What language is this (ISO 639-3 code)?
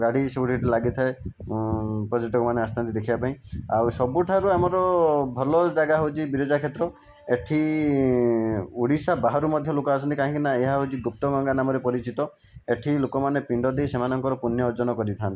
ori